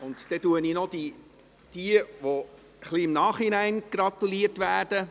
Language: Swiss German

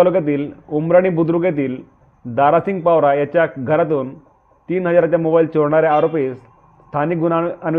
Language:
Marathi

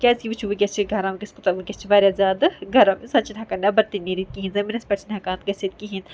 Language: Kashmiri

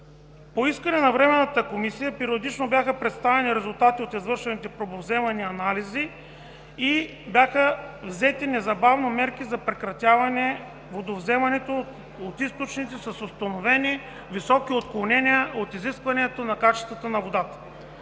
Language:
Bulgarian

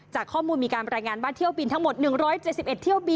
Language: Thai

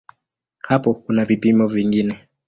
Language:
Swahili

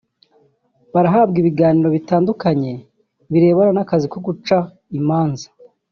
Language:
Kinyarwanda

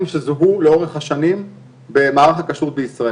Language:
Hebrew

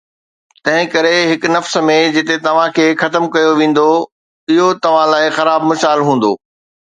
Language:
Sindhi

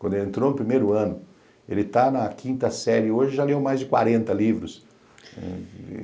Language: Portuguese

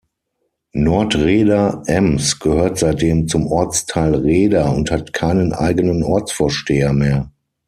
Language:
German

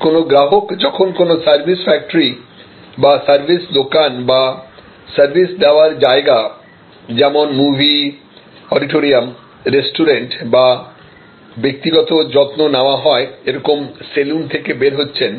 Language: Bangla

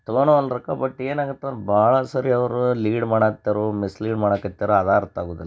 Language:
Kannada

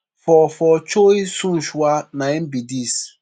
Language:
Nigerian Pidgin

